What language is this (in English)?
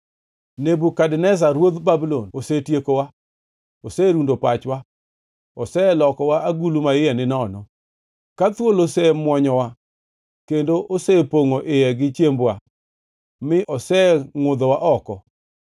Luo (Kenya and Tanzania)